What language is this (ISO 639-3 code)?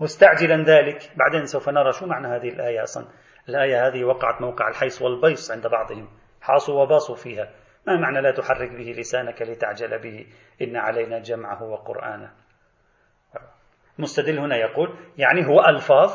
ara